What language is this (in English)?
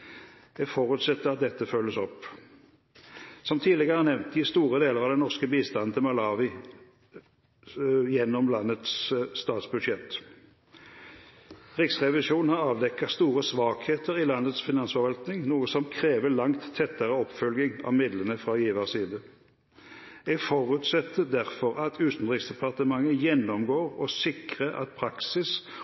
Norwegian Bokmål